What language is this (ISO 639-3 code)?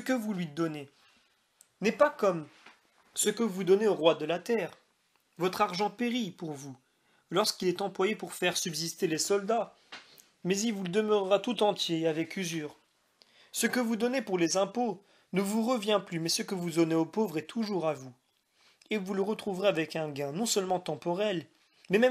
fra